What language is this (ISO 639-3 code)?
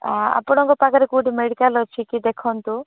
ori